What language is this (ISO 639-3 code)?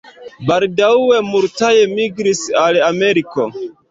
epo